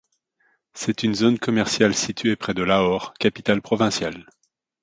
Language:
French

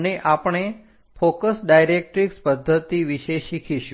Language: Gujarati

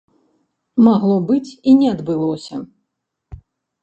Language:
Belarusian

